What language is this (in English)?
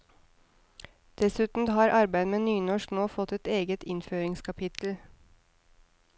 Norwegian